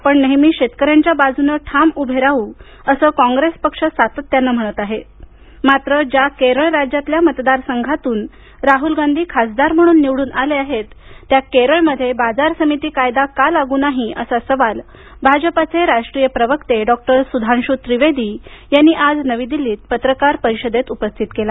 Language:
Marathi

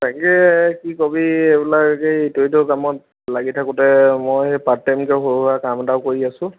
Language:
Assamese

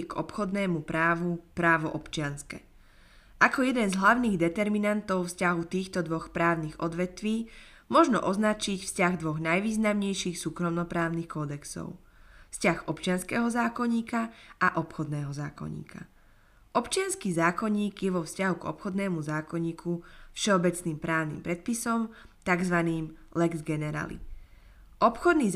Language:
Slovak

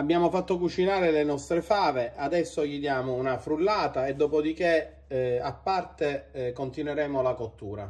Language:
Italian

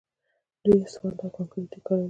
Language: Pashto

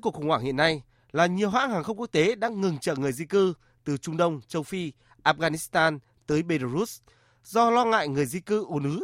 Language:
Vietnamese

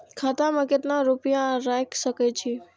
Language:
Maithili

